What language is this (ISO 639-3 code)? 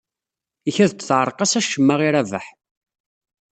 kab